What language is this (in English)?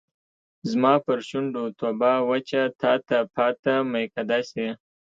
Pashto